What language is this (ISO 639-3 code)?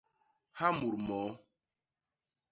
bas